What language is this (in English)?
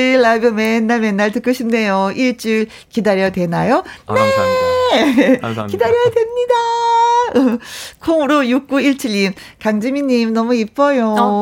Korean